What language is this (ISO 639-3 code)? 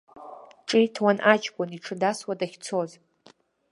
abk